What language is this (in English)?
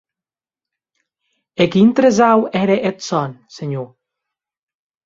Occitan